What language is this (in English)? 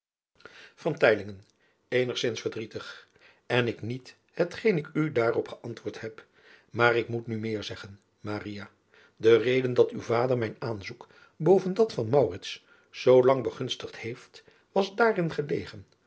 Dutch